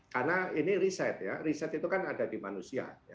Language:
Indonesian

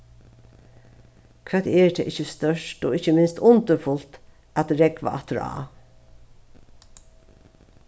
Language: Faroese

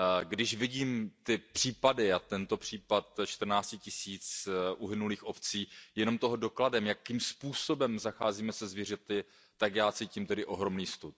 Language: Czech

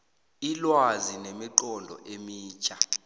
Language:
South Ndebele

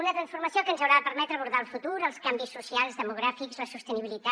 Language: Catalan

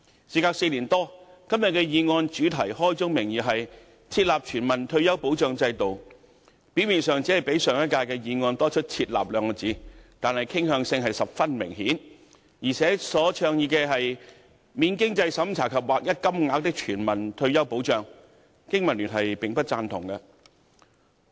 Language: Cantonese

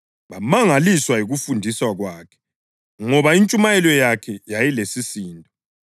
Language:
North Ndebele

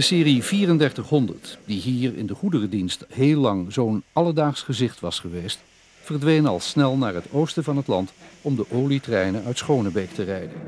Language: Dutch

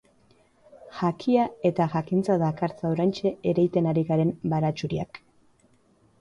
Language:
Basque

